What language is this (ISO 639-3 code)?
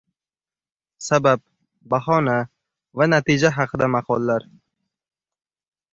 uzb